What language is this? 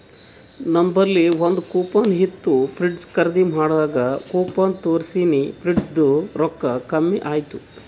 Kannada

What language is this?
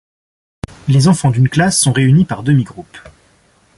French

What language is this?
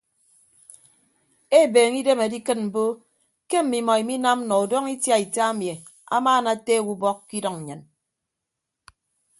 Ibibio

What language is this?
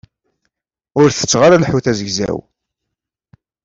Kabyle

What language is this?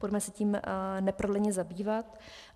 Czech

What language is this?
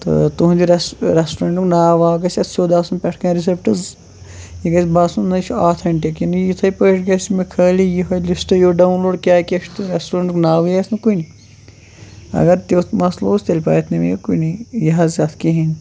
Kashmiri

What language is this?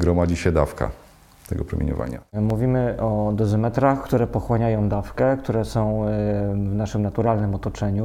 Polish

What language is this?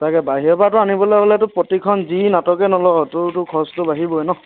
Assamese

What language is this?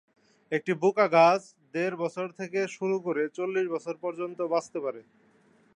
Bangla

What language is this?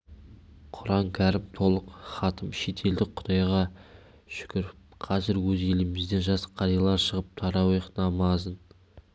Kazakh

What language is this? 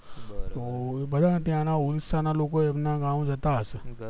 Gujarati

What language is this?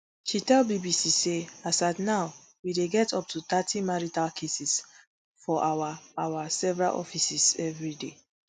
Nigerian Pidgin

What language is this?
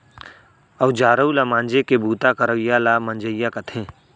Chhattisgarhi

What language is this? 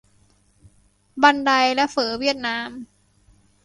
Thai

